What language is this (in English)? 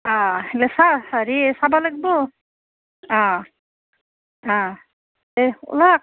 Assamese